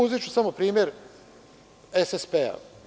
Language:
Serbian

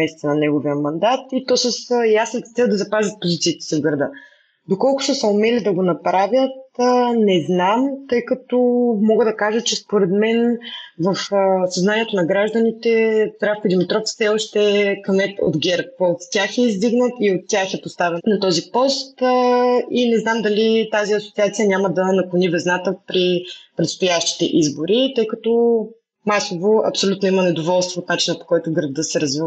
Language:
Bulgarian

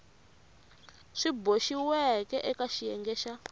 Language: Tsonga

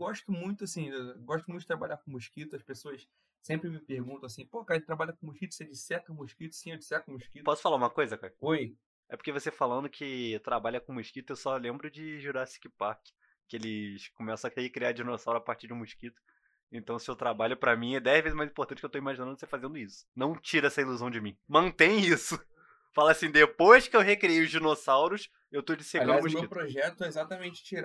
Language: Portuguese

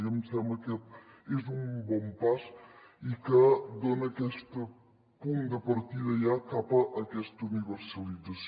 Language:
Catalan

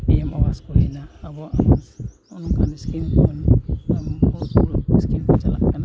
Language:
Santali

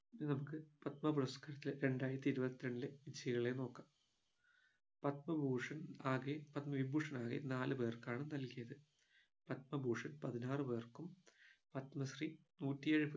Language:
Malayalam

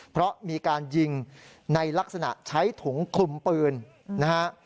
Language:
Thai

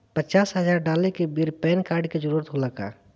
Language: Bhojpuri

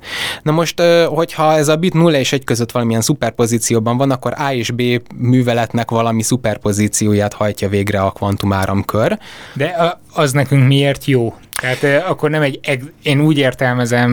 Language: Hungarian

